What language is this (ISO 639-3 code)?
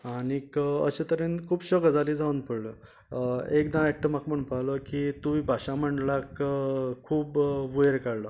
kok